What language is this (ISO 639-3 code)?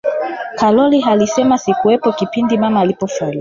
swa